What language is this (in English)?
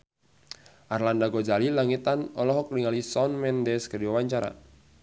Sundanese